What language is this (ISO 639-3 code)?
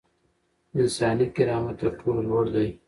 pus